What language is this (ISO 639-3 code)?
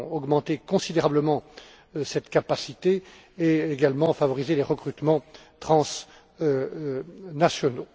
fra